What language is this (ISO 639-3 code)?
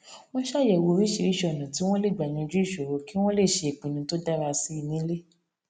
yor